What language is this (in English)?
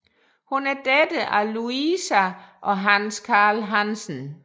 Danish